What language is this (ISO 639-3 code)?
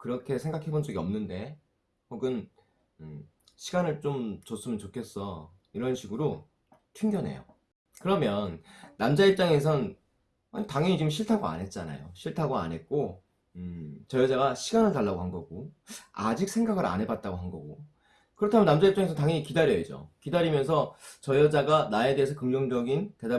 kor